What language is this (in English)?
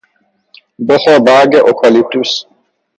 Persian